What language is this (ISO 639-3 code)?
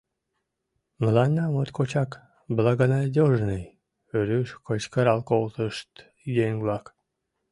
chm